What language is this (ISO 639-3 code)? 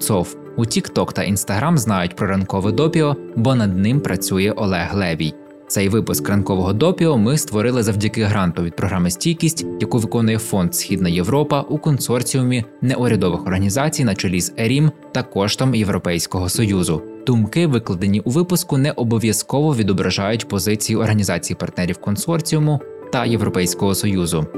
ukr